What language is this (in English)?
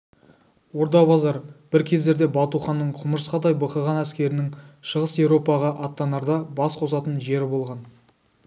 Kazakh